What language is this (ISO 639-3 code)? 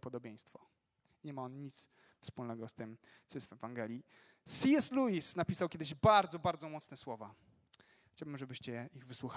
pol